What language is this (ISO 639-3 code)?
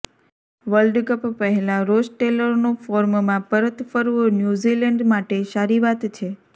guj